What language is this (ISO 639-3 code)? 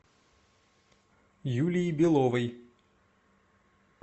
rus